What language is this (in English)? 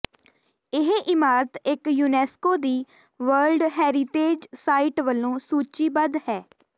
Punjabi